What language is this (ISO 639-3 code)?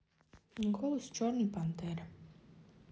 rus